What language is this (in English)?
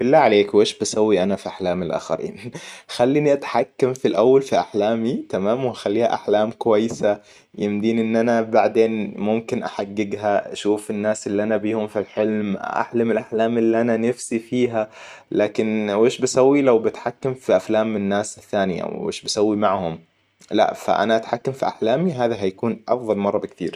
Hijazi Arabic